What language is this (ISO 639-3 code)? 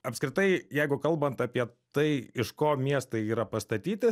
lit